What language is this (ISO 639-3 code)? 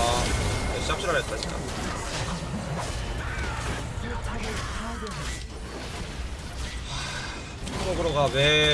kor